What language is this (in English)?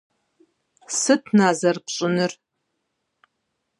Kabardian